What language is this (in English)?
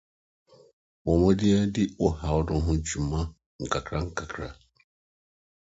Akan